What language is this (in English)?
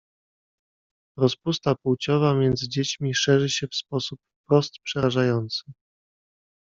Polish